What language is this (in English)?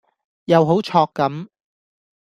Cantonese